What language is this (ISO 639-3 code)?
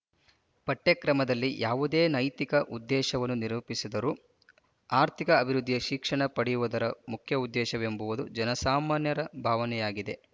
kan